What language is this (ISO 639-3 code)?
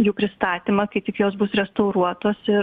lit